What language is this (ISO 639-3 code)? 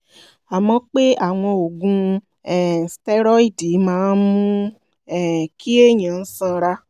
yor